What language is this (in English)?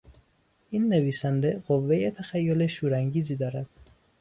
Persian